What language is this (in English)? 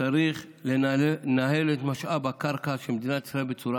Hebrew